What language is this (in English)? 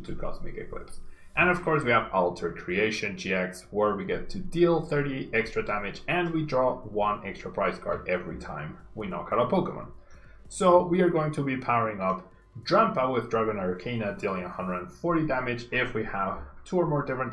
English